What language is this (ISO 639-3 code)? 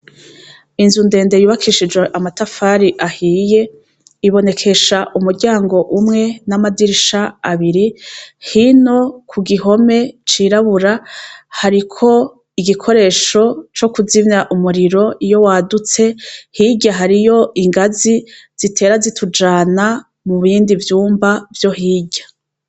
run